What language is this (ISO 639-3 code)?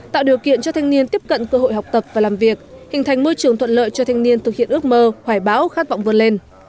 vie